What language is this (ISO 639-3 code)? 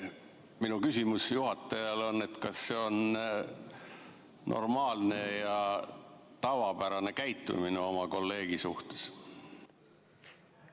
est